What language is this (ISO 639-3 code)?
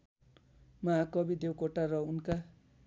nep